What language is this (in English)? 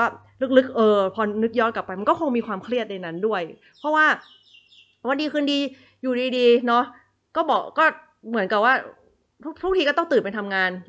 Thai